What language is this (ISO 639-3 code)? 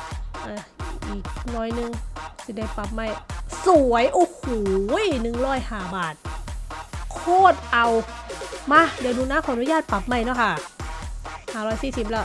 tha